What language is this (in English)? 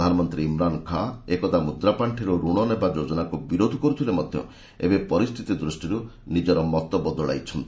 Odia